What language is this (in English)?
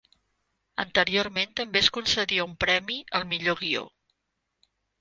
Catalan